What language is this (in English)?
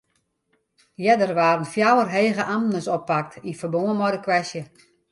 Western Frisian